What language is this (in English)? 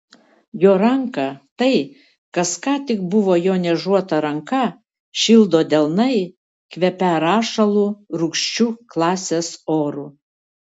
Lithuanian